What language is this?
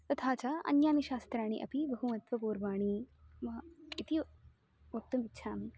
Sanskrit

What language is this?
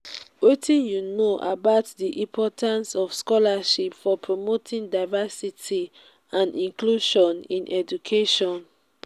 Nigerian Pidgin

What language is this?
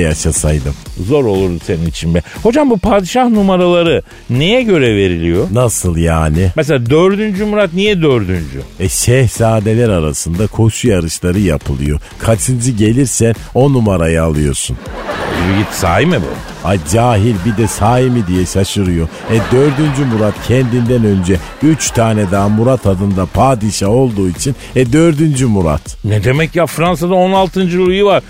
Turkish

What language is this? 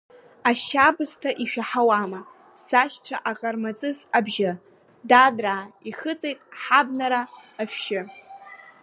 Abkhazian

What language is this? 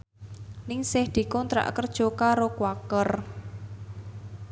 Javanese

